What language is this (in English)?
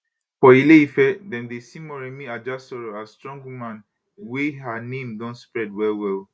Nigerian Pidgin